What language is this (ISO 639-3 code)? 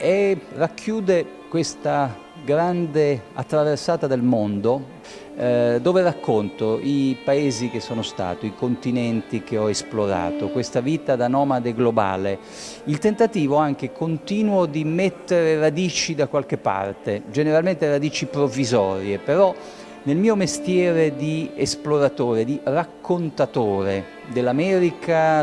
ita